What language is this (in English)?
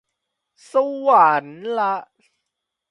Thai